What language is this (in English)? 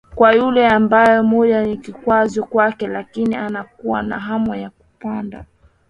Swahili